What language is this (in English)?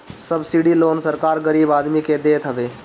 Bhojpuri